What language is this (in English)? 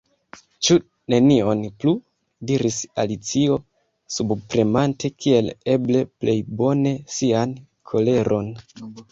Esperanto